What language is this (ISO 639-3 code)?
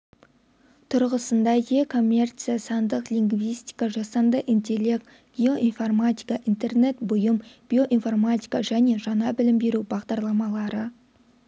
kaz